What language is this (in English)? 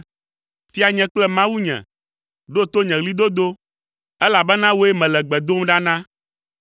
Ewe